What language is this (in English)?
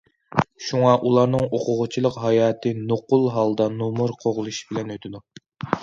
Uyghur